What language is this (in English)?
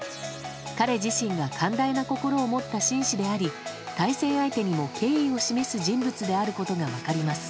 Japanese